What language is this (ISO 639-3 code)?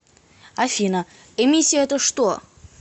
rus